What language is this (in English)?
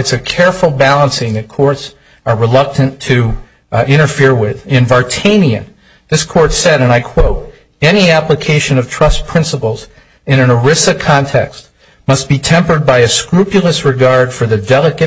English